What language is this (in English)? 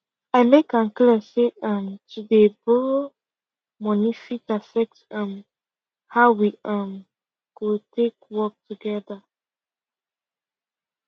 Nigerian Pidgin